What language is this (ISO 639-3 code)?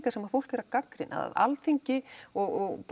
isl